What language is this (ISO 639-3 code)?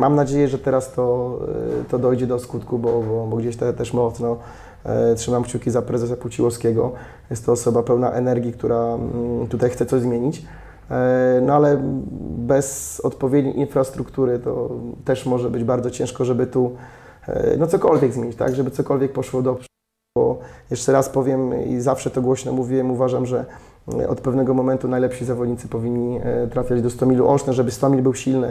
pol